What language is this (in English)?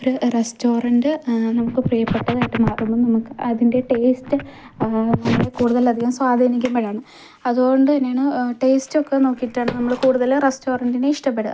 Malayalam